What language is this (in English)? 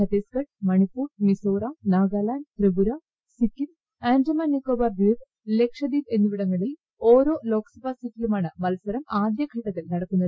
Malayalam